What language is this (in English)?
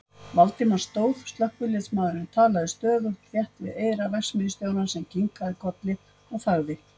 Icelandic